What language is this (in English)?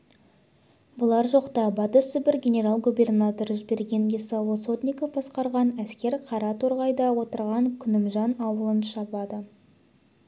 Kazakh